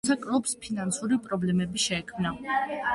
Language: Georgian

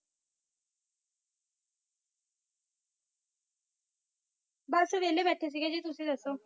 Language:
Punjabi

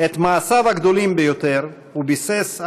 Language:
Hebrew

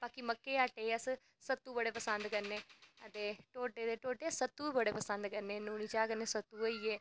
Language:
Dogri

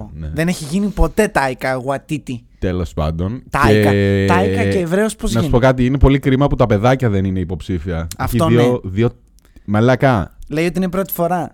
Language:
Greek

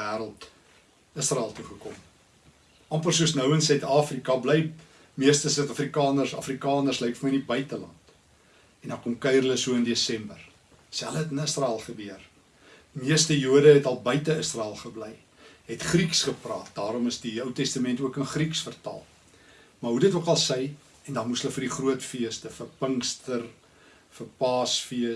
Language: Dutch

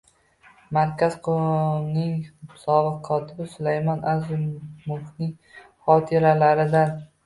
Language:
Uzbek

